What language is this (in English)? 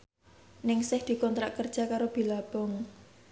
Javanese